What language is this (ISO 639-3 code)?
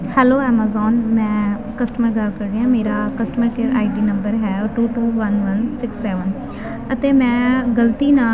pan